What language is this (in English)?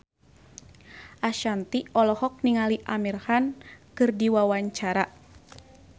Sundanese